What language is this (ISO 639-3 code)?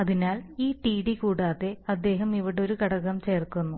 mal